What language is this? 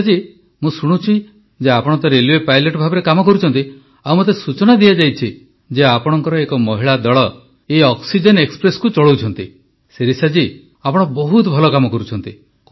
Odia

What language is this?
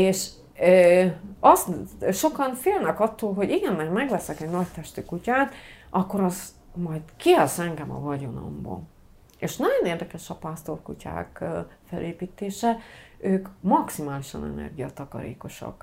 Hungarian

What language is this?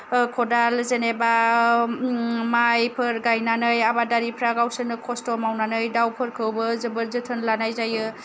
Bodo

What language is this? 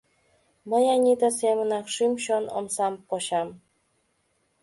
Mari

